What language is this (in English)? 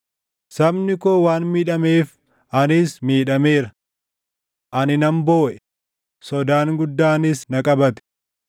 Oromo